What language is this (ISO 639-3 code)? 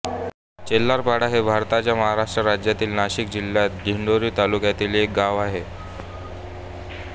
mar